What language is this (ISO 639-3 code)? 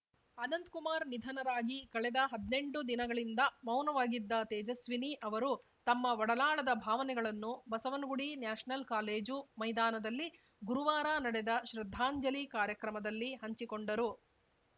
kan